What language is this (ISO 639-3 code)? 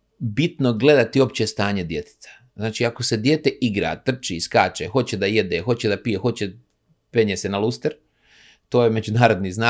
hrv